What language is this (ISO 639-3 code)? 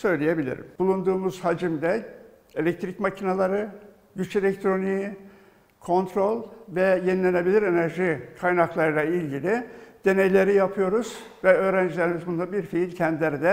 tur